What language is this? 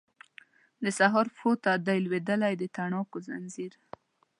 Pashto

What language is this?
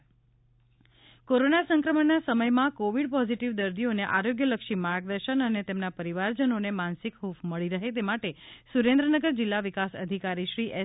Gujarati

